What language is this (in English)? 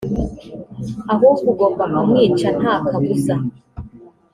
Kinyarwanda